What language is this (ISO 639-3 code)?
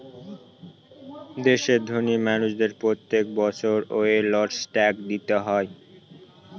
ben